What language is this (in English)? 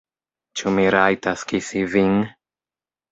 Esperanto